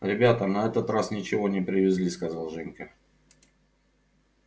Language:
Russian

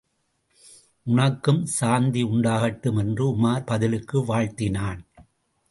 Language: Tamil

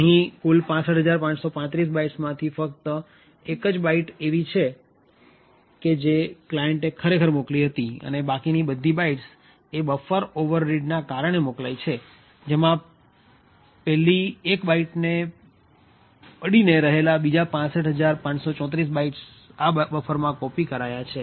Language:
Gujarati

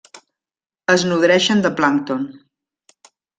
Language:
Catalan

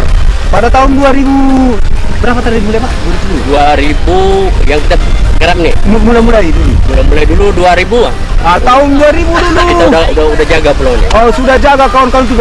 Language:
Indonesian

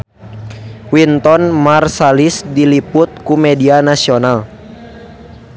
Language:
Sundanese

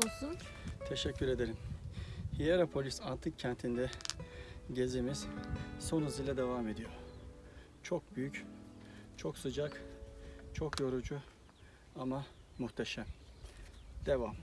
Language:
Turkish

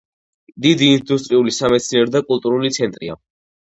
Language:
Georgian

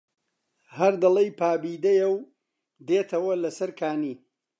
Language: Central Kurdish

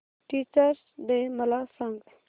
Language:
Marathi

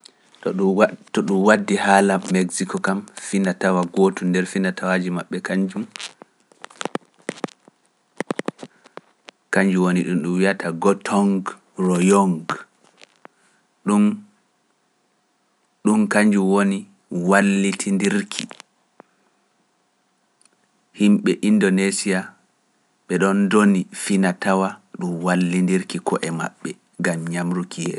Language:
Pular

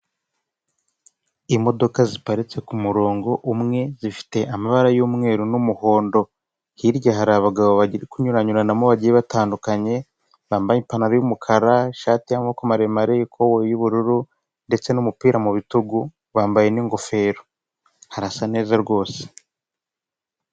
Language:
Kinyarwanda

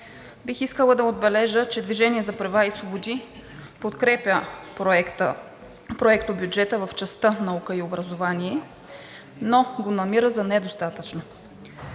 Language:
Bulgarian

